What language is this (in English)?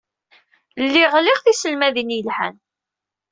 Kabyle